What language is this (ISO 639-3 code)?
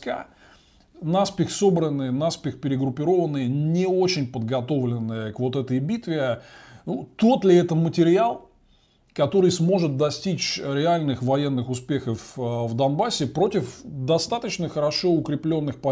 rus